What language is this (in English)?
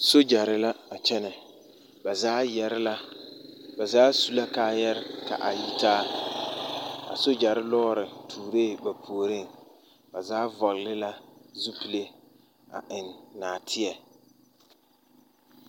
Southern Dagaare